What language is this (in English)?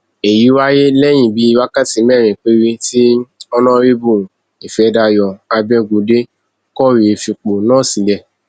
Yoruba